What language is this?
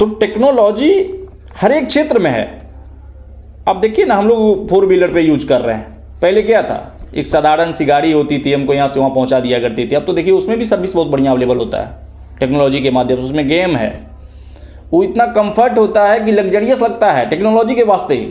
Hindi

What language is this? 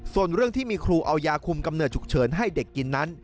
Thai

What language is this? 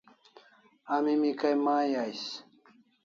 Kalasha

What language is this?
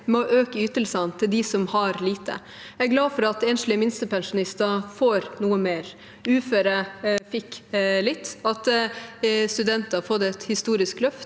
Norwegian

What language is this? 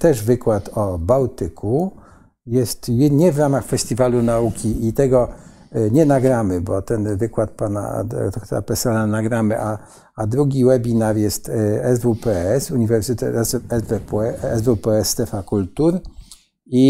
Polish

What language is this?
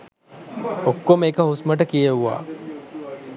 Sinhala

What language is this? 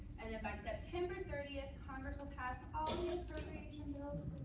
English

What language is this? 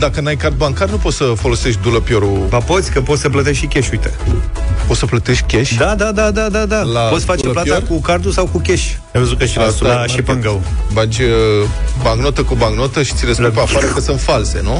Romanian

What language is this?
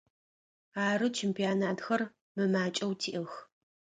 Adyghe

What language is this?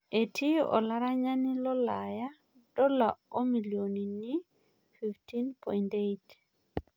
Masai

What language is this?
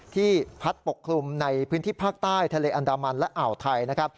Thai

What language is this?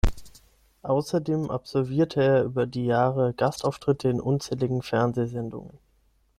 German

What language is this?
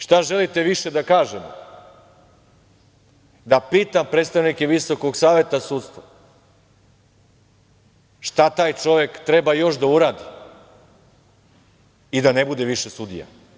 Serbian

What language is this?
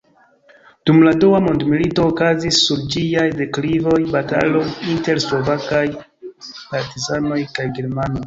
Esperanto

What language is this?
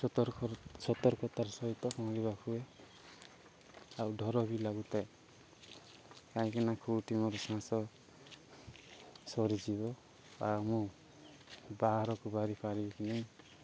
Odia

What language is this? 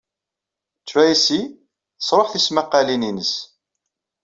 Kabyle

